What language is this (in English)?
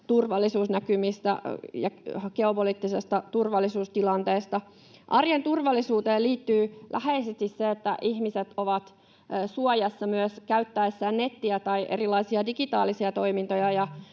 Finnish